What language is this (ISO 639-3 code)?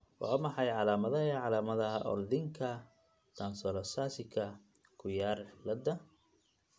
som